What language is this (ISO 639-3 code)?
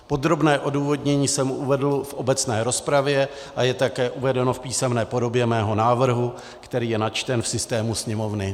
ces